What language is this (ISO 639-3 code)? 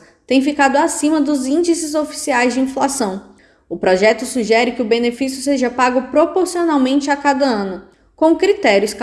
por